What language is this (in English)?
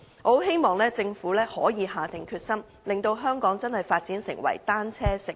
Cantonese